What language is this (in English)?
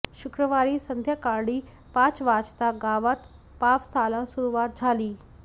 Marathi